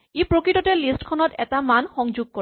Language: Assamese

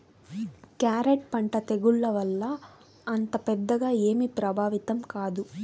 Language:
Telugu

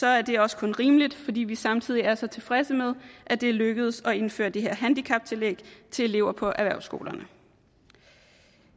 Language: Danish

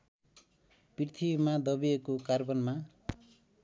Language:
Nepali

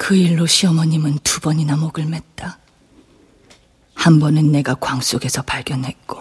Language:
Korean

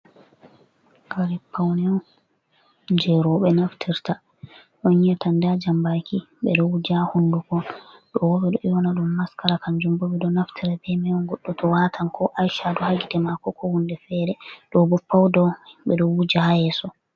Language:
Fula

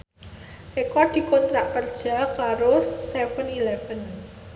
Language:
Javanese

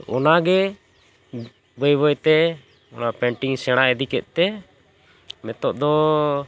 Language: Santali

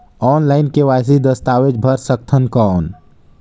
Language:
Chhattisgarhi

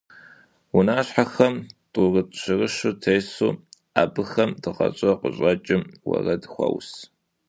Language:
Kabardian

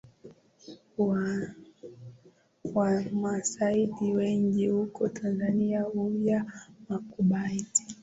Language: Swahili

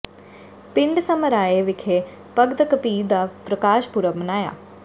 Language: Punjabi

